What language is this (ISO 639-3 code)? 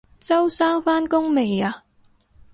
yue